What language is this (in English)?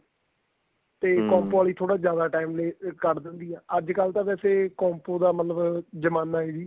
Punjabi